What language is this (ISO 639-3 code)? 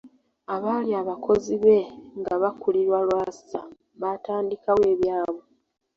lug